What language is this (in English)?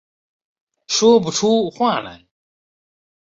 Chinese